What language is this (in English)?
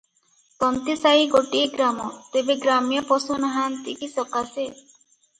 Odia